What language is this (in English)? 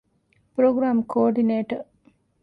Divehi